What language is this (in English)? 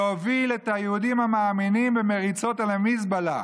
Hebrew